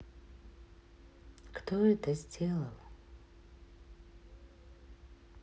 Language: Russian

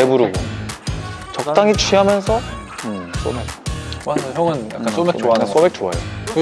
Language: Korean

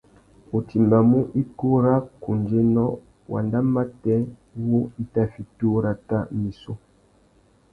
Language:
Tuki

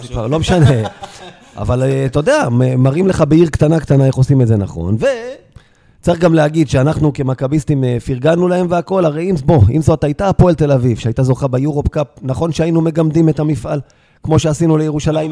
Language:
Hebrew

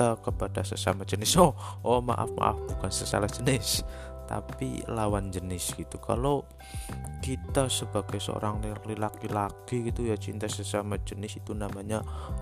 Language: Indonesian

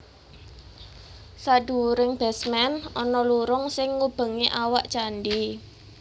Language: Javanese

